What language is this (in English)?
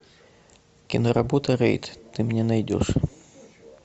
Russian